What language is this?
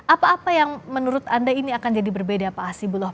Indonesian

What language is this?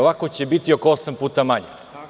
Serbian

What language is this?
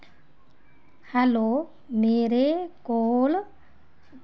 Dogri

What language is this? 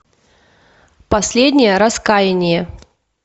Russian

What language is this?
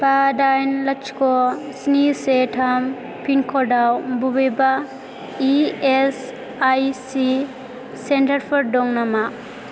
Bodo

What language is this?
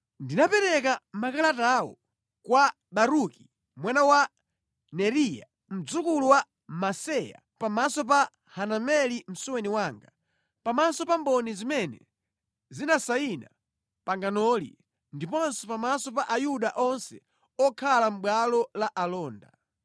Nyanja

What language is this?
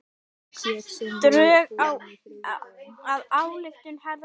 Icelandic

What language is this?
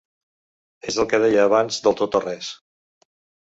Catalan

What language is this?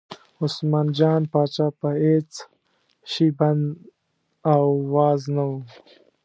Pashto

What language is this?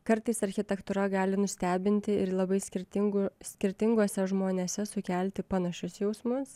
Lithuanian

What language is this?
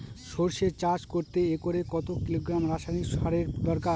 Bangla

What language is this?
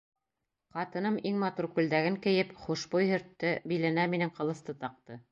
Bashkir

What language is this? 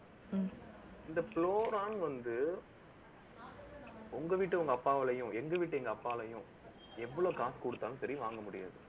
Tamil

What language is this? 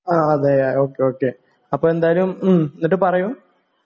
Malayalam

